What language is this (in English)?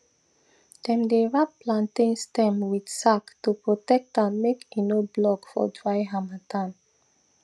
Nigerian Pidgin